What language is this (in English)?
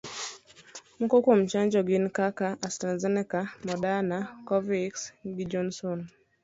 Luo (Kenya and Tanzania)